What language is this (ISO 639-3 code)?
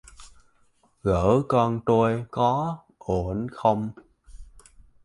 vie